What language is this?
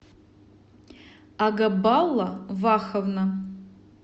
Russian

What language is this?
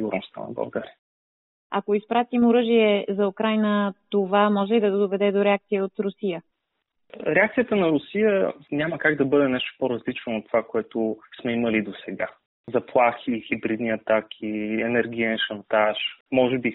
Bulgarian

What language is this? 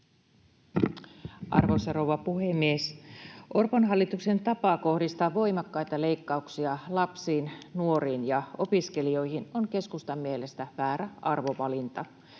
Finnish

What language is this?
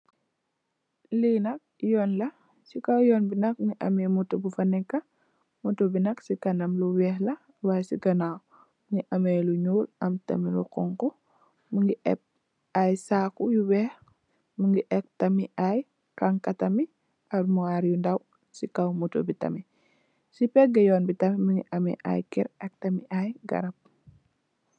Wolof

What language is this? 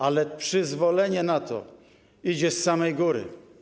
Polish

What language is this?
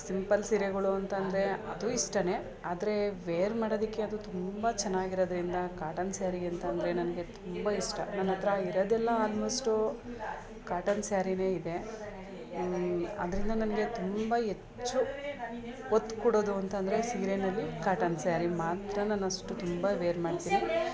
Kannada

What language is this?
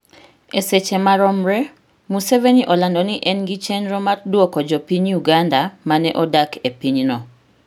Luo (Kenya and Tanzania)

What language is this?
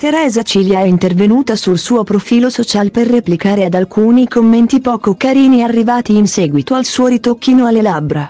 Italian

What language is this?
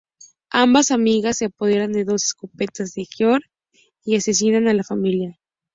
Spanish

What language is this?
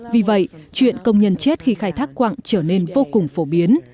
Vietnamese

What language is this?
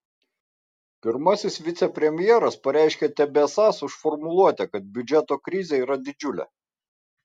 Lithuanian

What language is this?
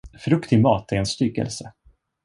Swedish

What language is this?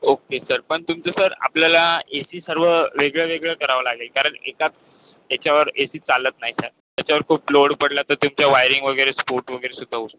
Marathi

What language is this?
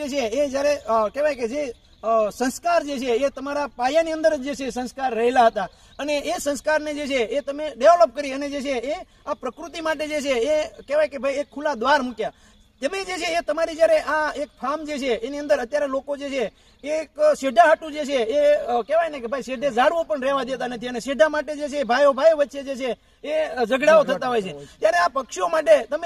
Romanian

